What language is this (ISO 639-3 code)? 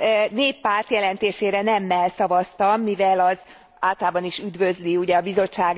hun